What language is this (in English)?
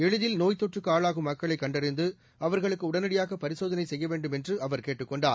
Tamil